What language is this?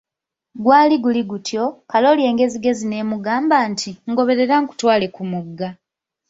Ganda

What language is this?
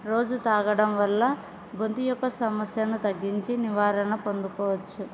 Telugu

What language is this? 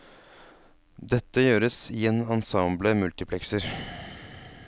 Norwegian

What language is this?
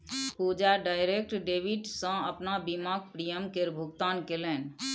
Maithili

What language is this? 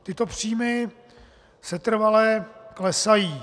Czech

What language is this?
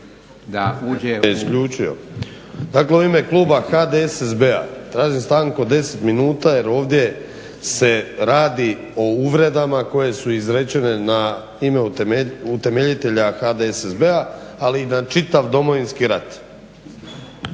Croatian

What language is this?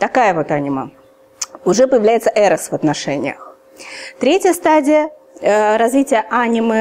Russian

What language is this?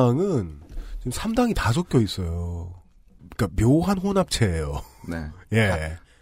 Korean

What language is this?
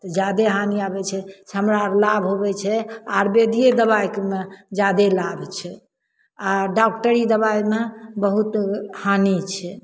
Maithili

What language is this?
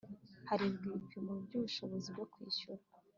Kinyarwanda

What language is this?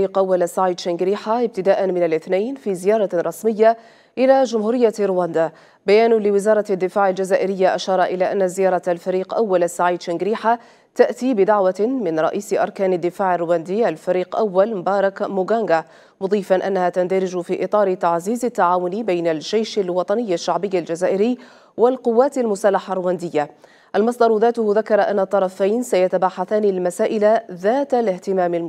Arabic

